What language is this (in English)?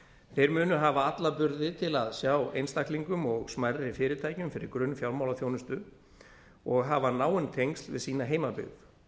Icelandic